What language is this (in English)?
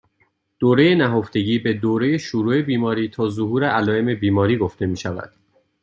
Persian